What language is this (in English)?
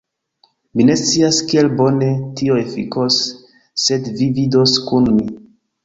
Esperanto